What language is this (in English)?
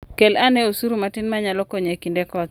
Luo (Kenya and Tanzania)